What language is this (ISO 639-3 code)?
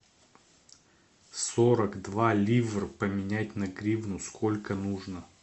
rus